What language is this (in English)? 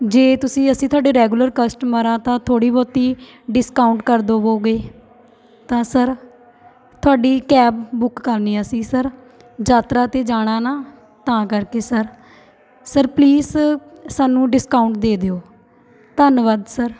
Punjabi